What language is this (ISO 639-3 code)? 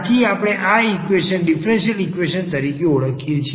guj